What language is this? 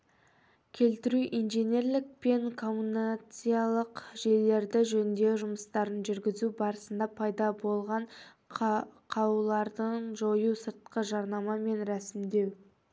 Kazakh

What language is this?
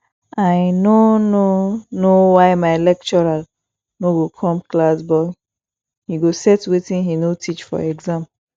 Nigerian Pidgin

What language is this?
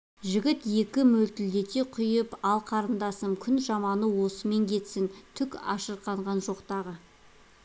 Kazakh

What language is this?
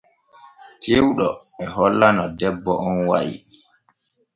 Borgu Fulfulde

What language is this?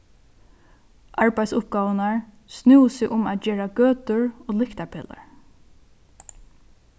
Faroese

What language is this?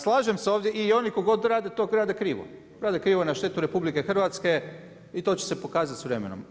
Croatian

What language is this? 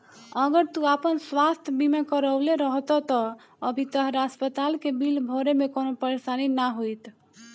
Bhojpuri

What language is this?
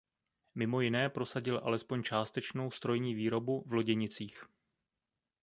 Czech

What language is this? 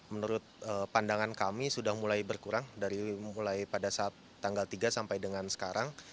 Indonesian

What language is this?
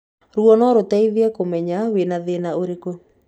Kikuyu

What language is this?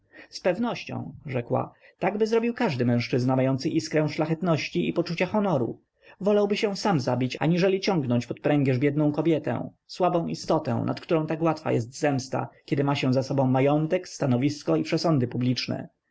Polish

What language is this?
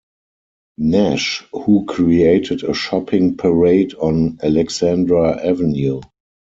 English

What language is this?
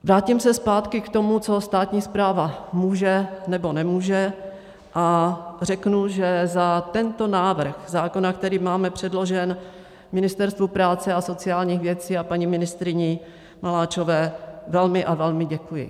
Czech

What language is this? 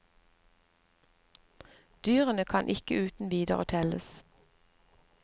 Norwegian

